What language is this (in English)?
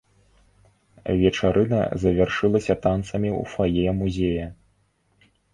Belarusian